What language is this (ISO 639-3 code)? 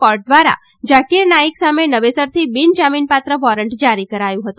guj